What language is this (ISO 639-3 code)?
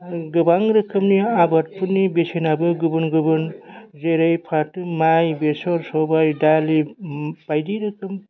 brx